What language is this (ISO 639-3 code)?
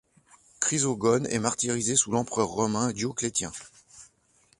fra